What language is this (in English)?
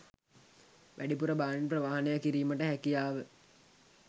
Sinhala